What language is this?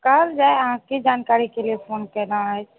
Maithili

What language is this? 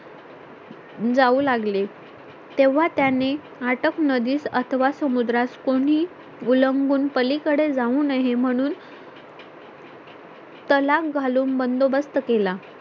Marathi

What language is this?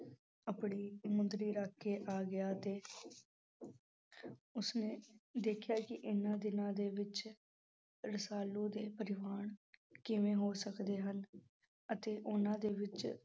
Punjabi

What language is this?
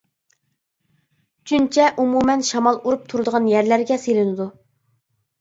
Uyghur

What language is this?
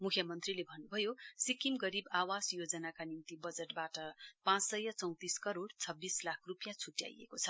Nepali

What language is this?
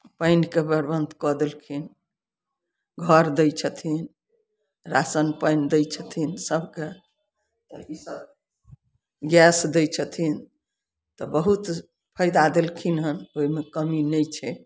Maithili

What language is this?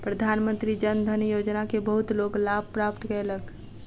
Maithili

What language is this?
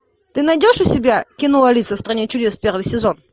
Russian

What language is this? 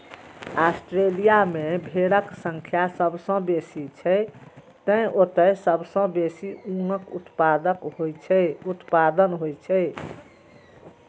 Maithili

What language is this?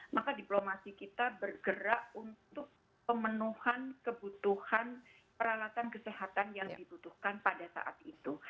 Indonesian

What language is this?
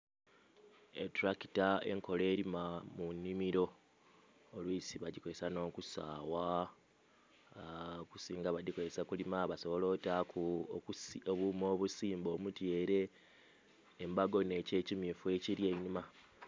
Soga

